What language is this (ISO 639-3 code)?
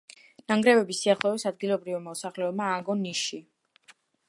kat